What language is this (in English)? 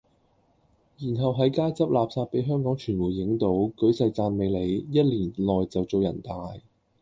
Cantonese